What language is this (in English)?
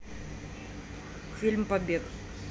Russian